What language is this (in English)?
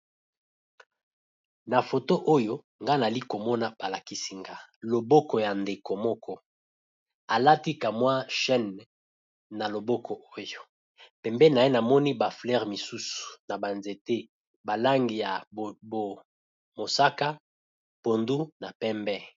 Lingala